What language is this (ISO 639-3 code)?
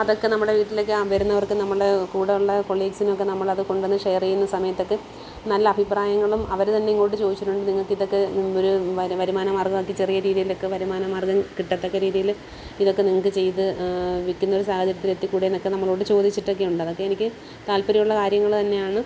mal